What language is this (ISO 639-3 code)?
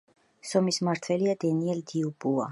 kat